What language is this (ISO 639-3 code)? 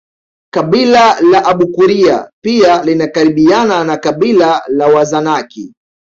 swa